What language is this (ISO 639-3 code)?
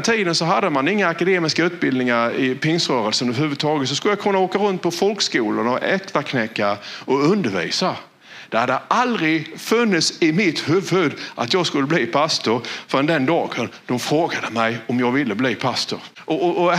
swe